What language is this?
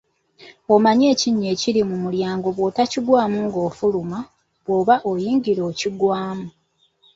Ganda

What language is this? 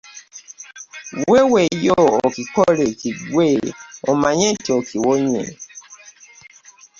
Ganda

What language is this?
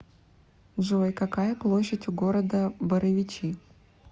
Russian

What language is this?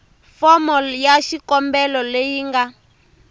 Tsonga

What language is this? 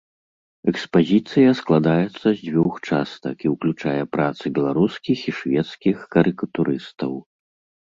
Belarusian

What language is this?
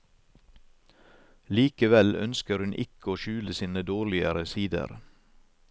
Norwegian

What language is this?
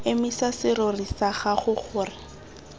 Tswana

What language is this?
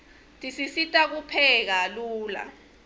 Swati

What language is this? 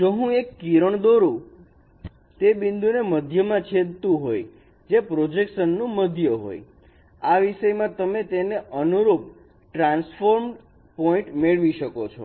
Gujarati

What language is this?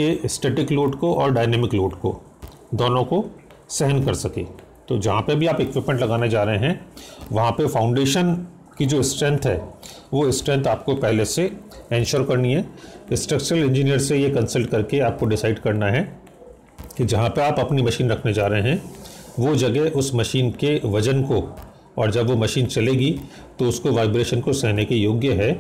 Hindi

